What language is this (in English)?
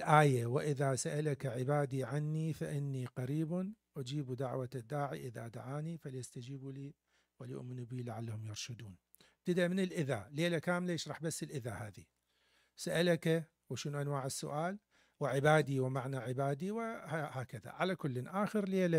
Arabic